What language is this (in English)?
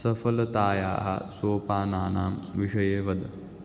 Sanskrit